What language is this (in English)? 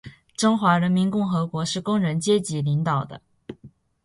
Chinese